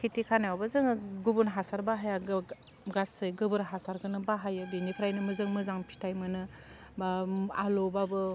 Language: Bodo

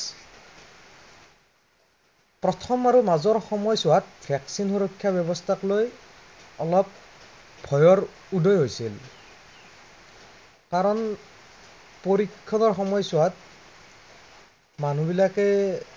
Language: Assamese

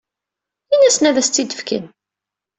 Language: Kabyle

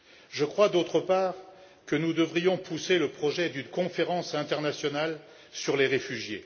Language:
French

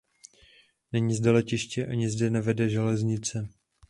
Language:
Czech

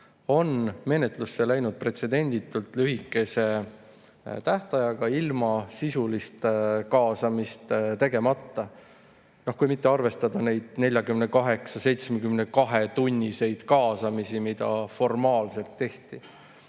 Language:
Estonian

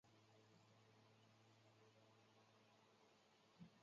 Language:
Chinese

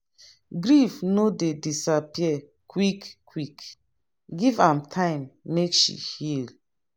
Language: Nigerian Pidgin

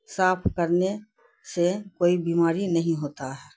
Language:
Urdu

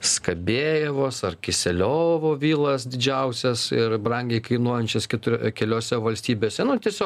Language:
Lithuanian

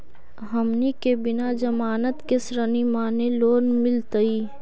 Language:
Magahi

